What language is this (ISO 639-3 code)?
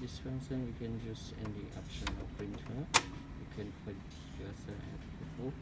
eng